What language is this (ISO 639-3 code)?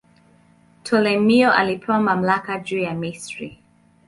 swa